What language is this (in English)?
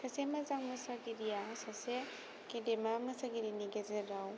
Bodo